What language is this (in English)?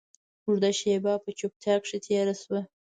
Pashto